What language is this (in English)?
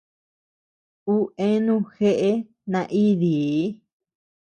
Tepeuxila Cuicatec